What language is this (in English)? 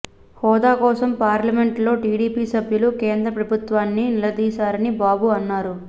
Telugu